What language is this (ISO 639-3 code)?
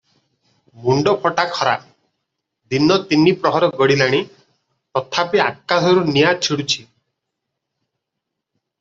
ori